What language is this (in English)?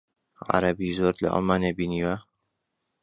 Central Kurdish